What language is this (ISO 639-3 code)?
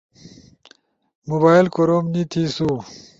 ush